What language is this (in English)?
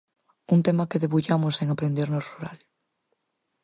Galician